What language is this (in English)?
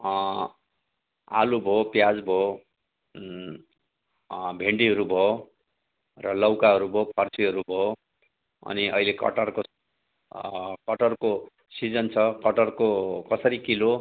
Nepali